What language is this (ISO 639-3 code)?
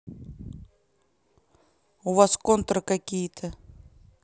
rus